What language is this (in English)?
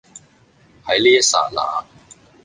Cantonese